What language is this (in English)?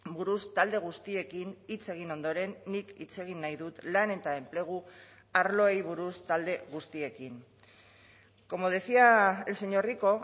Basque